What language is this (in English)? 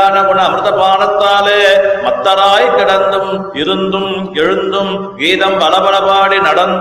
Tamil